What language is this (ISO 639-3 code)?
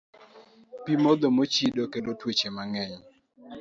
luo